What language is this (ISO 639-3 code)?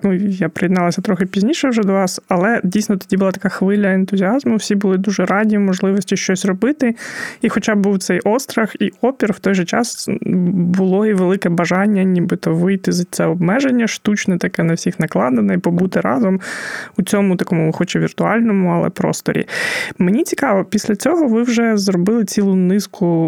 ukr